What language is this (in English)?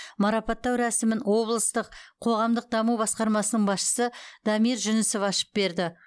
Kazakh